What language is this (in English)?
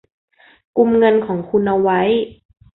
Thai